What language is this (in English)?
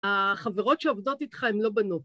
Hebrew